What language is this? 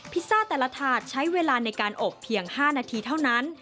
Thai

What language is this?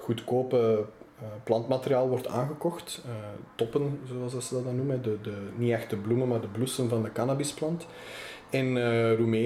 Dutch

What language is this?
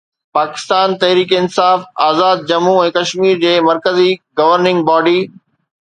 Sindhi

